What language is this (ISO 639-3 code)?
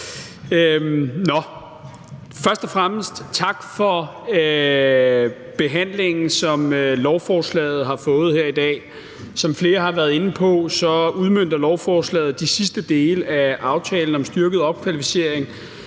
dan